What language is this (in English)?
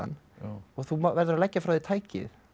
Icelandic